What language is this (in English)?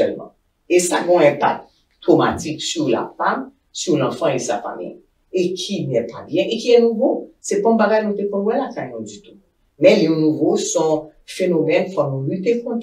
French